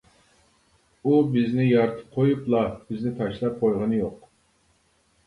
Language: Uyghur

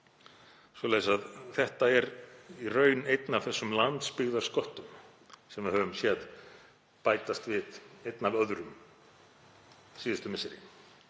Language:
Icelandic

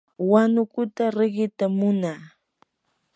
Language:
Yanahuanca Pasco Quechua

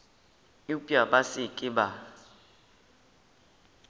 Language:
Northern Sotho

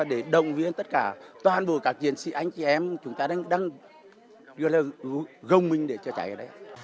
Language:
Vietnamese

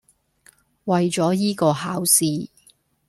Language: Cantonese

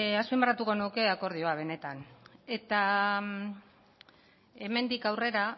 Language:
Basque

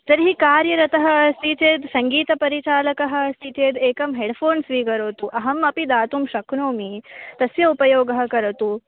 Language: Sanskrit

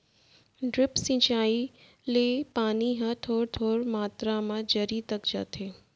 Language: Chhattisgarhi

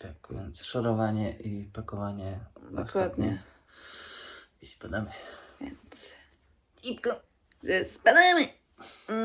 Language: Polish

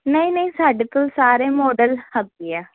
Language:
Punjabi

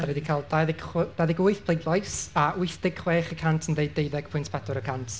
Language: Welsh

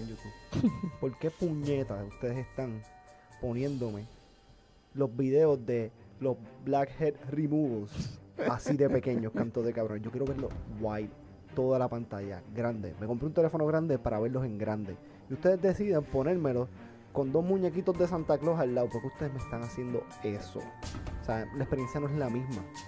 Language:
Spanish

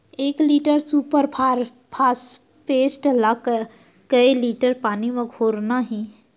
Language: Chhattisgarhi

